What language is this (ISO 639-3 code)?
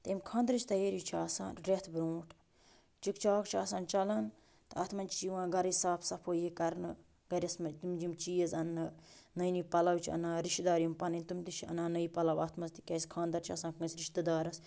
kas